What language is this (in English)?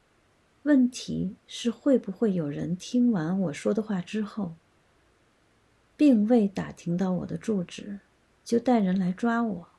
Chinese